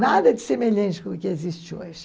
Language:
Portuguese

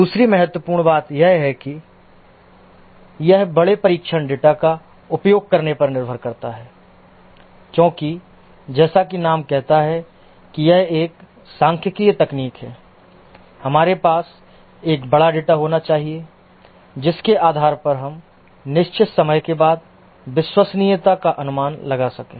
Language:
Hindi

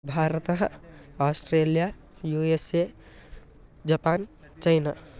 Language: Sanskrit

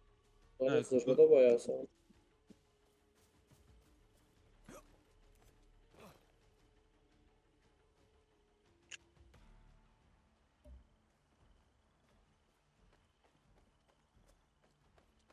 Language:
Turkish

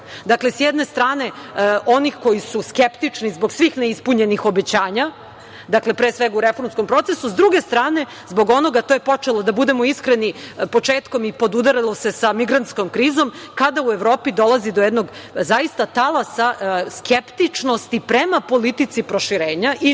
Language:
Serbian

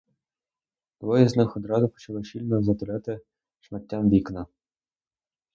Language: Ukrainian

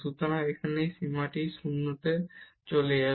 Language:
Bangla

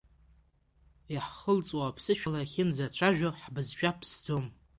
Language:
Abkhazian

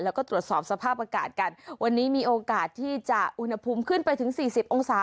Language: Thai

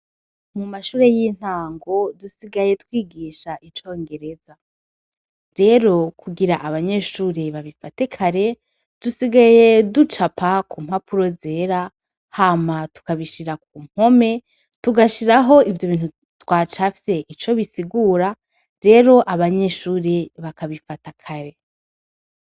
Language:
Rundi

